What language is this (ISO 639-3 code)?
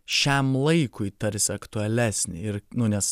lit